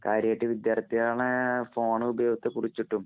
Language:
Malayalam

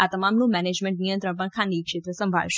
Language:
Gujarati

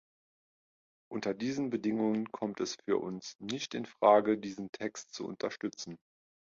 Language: German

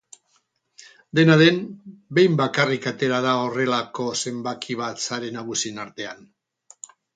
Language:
Basque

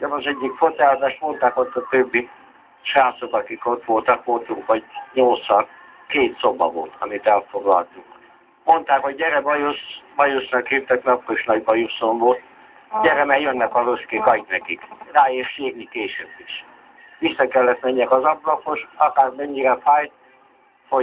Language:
Hungarian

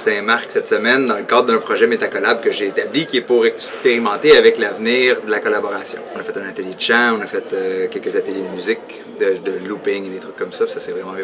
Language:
French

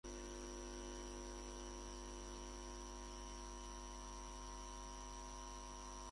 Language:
Spanish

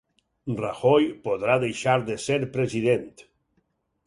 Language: Catalan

